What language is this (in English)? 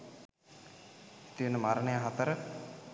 Sinhala